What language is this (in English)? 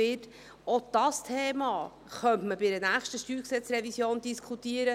Swiss German